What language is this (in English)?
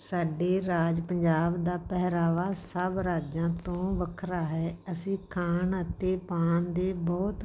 Punjabi